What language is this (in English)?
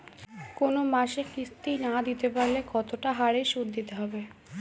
Bangla